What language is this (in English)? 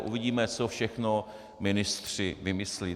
Czech